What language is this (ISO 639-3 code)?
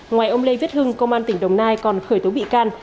vie